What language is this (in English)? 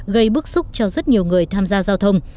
Vietnamese